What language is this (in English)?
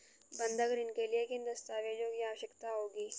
Hindi